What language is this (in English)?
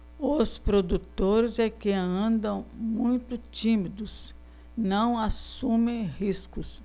Portuguese